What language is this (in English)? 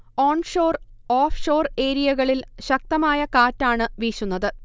Malayalam